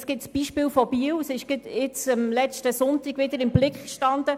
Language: Swiss German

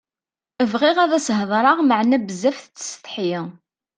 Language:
Kabyle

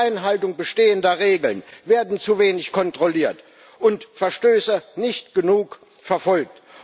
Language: German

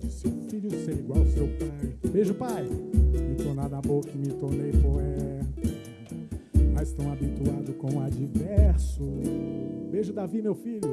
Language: Portuguese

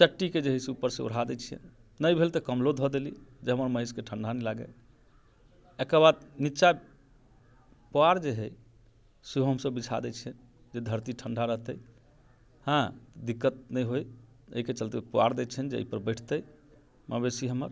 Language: Maithili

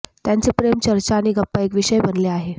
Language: Marathi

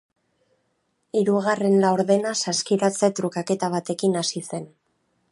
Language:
Basque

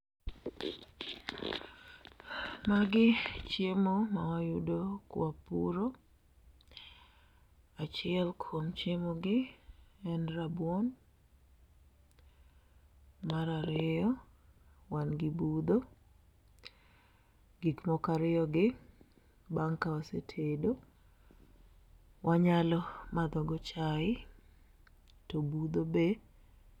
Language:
Luo (Kenya and Tanzania)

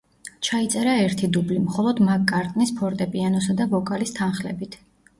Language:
Georgian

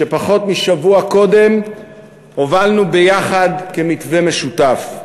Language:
Hebrew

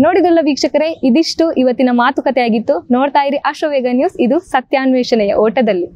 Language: Kannada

